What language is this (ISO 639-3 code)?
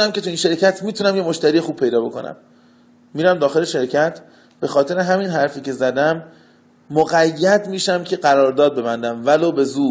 fas